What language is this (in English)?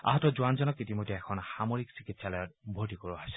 Assamese